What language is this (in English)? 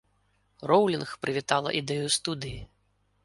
Belarusian